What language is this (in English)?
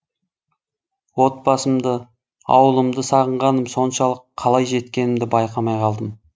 Kazakh